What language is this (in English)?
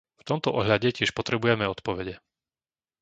Slovak